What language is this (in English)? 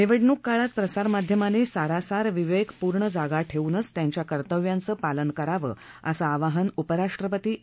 Marathi